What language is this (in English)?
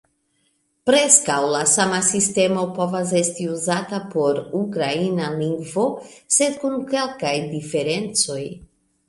Esperanto